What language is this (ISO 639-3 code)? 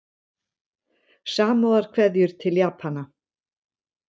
isl